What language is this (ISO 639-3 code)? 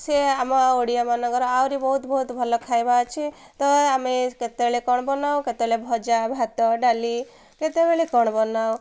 ori